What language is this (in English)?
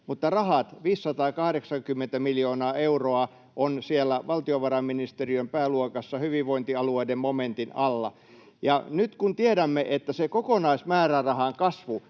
Finnish